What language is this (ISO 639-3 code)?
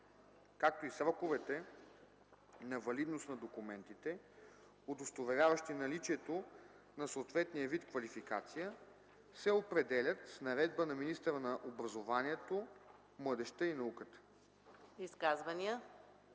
bul